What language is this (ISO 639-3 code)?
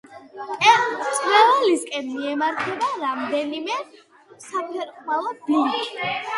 kat